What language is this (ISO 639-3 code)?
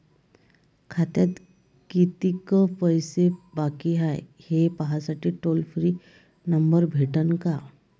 mar